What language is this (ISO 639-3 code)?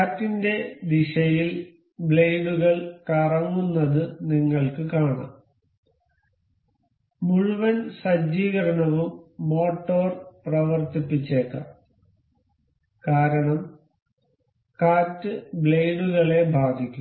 mal